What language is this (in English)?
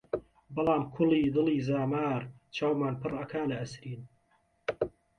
Central Kurdish